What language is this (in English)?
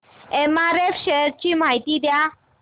Marathi